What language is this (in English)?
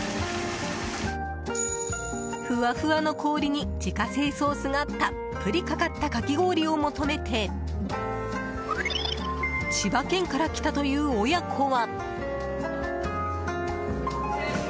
Japanese